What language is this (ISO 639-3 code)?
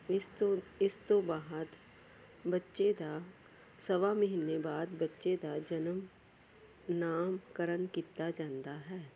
pan